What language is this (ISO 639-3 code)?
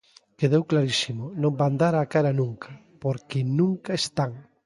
glg